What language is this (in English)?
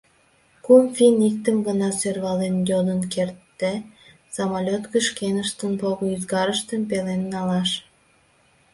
Mari